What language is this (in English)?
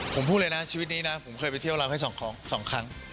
Thai